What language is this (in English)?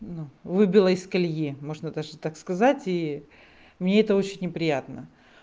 Russian